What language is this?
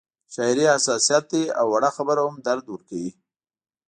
Pashto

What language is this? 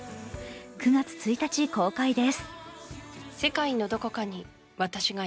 Japanese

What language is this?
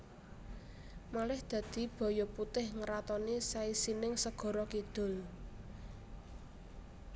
Javanese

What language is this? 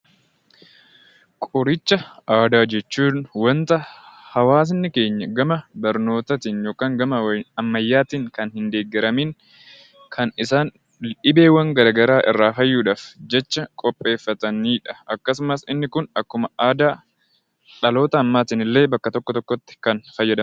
Oromo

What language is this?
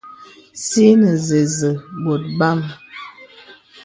Bebele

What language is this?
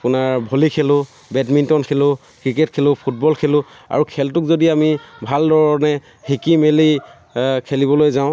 Assamese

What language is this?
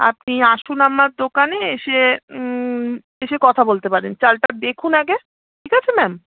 Bangla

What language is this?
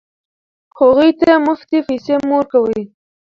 Pashto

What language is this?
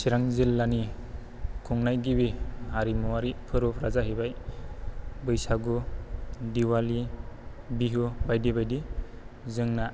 Bodo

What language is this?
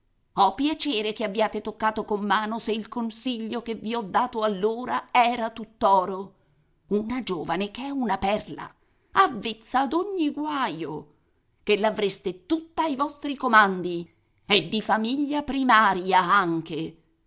Italian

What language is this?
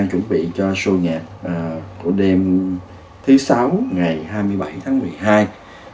Vietnamese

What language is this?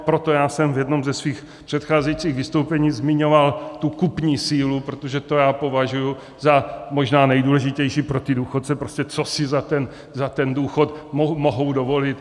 Czech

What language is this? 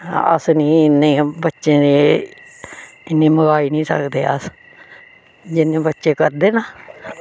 Dogri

